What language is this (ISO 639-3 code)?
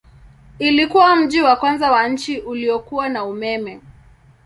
swa